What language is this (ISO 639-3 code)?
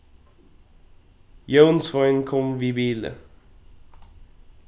fao